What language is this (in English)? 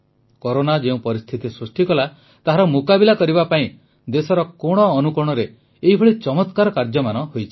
Odia